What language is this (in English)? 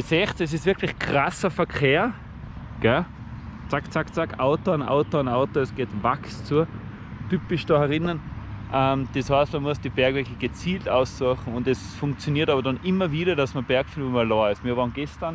German